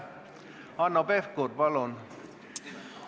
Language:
Estonian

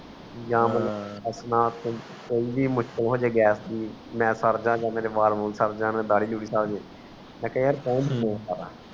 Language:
Punjabi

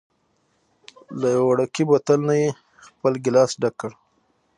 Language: Pashto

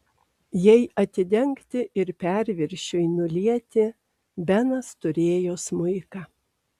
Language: Lithuanian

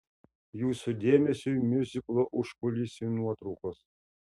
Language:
Lithuanian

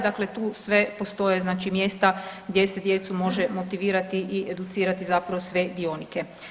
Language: Croatian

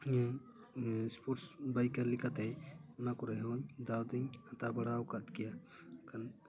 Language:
Santali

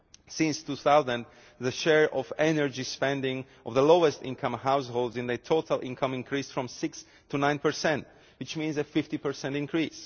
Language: English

